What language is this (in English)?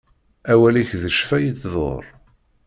Kabyle